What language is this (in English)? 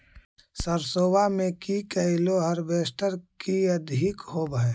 Magahi